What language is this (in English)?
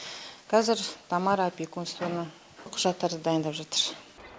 Kazakh